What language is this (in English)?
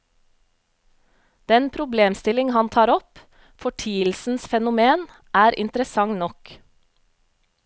Norwegian